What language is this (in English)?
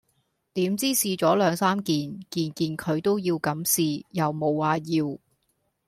Cantonese